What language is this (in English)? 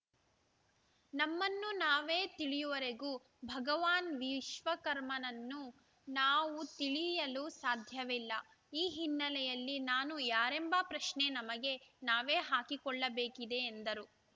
Kannada